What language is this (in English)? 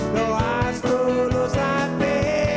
Indonesian